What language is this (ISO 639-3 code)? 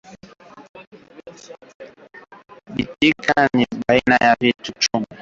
swa